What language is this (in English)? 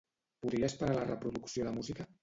Catalan